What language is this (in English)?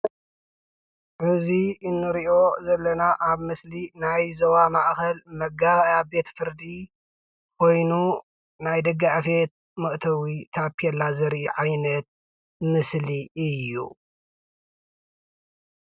Tigrinya